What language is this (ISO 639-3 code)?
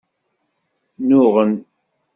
kab